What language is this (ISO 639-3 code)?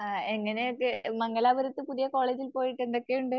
mal